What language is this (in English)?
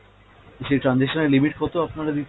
Bangla